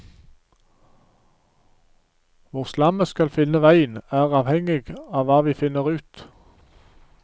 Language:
Norwegian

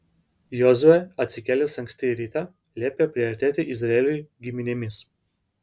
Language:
Lithuanian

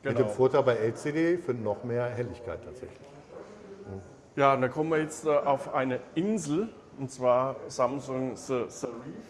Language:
German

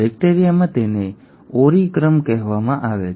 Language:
Gujarati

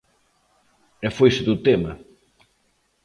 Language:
Galician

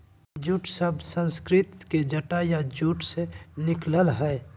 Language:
Magahi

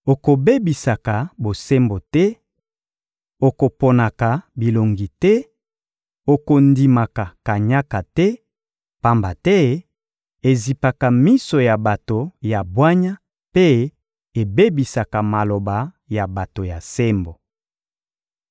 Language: Lingala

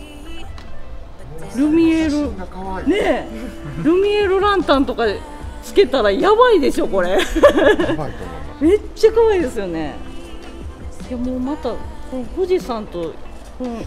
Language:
Japanese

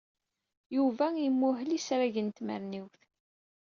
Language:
Kabyle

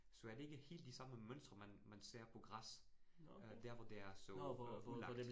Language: Danish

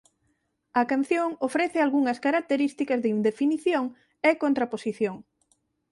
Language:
Galician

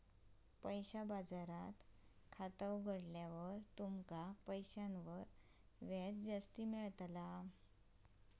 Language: Marathi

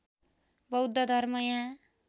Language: Nepali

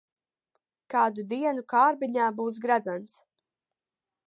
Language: Latvian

